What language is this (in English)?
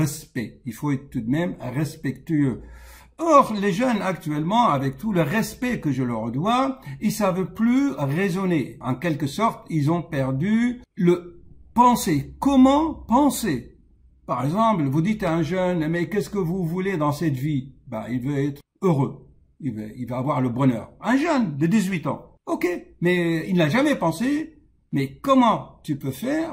French